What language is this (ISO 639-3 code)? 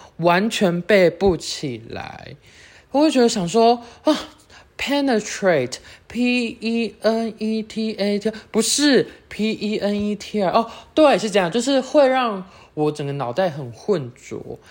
zho